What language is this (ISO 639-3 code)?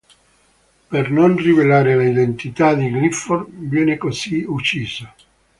ita